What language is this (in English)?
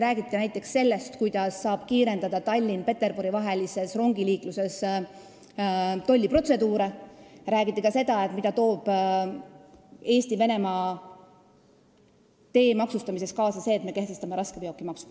Estonian